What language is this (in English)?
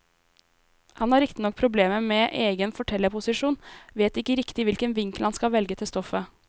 Norwegian